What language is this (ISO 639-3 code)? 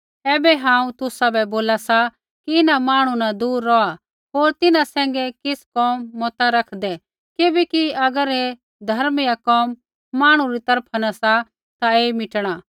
kfx